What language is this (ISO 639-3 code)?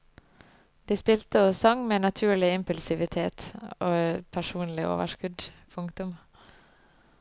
nor